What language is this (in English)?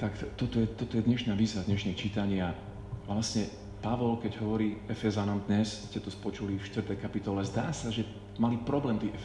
Slovak